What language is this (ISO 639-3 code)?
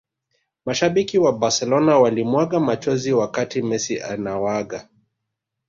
swa